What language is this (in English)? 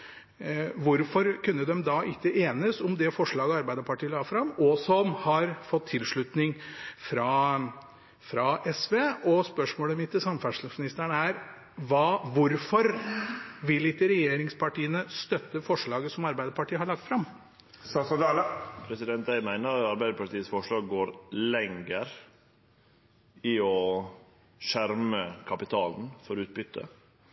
Norwegian